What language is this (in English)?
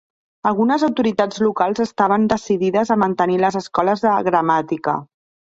Catalan